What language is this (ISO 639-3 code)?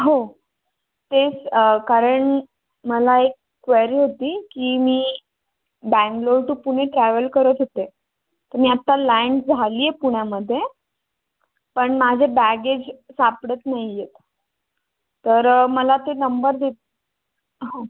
mar